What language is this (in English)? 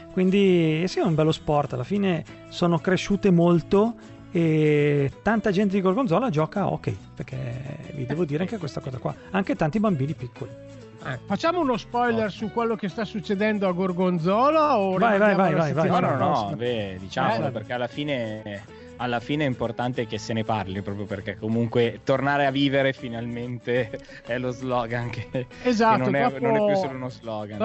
Italian